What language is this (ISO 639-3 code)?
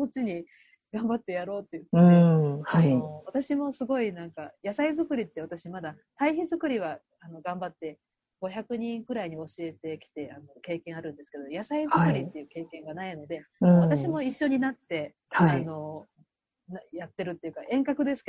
jpn